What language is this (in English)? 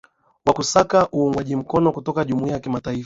Swahili